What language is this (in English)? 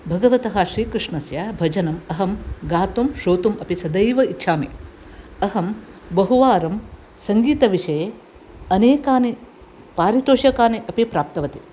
Sanskrit